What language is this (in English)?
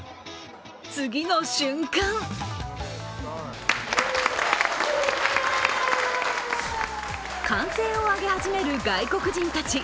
Japanese